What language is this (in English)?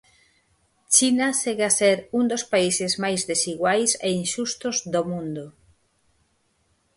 Galician